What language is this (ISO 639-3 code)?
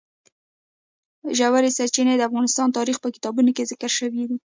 pus